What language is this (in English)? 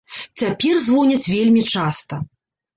Belarusian